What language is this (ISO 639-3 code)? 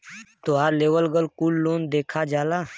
bho